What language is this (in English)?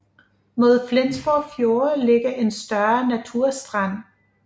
Danish